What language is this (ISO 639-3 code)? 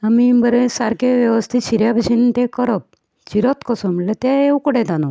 kok